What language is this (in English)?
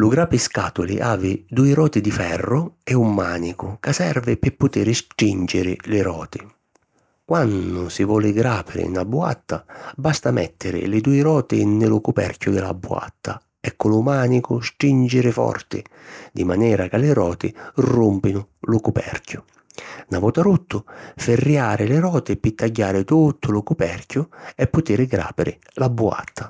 Sicilian